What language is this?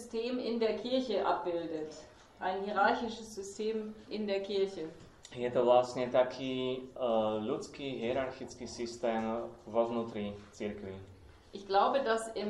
Slovak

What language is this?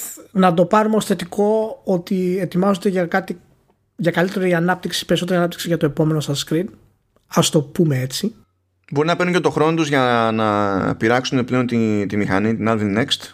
Greek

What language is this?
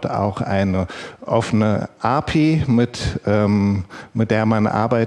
German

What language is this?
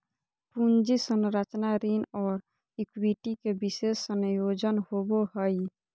Magahi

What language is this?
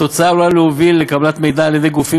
Hebrew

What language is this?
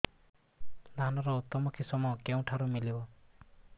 Odia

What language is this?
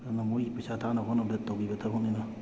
Manipuri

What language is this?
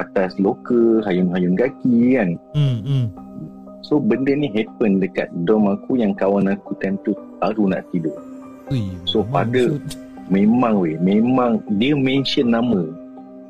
Malay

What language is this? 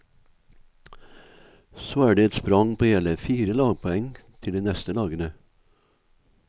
Norwegian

